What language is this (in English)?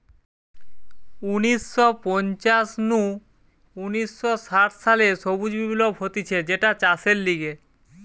Bangla